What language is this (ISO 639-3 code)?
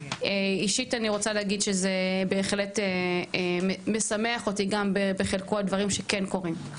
heb